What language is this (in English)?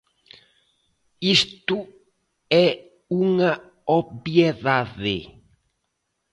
Galician